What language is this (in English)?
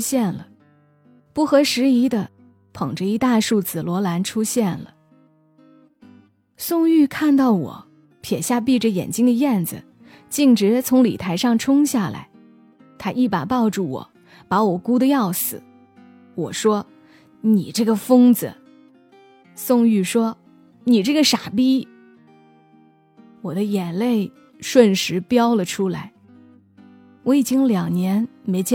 Chinese